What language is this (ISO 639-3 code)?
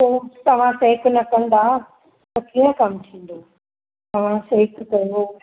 snd